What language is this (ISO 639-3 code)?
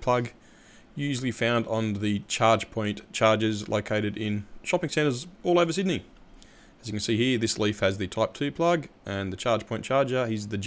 eng